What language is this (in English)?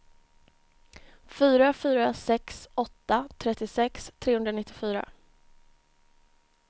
Swedish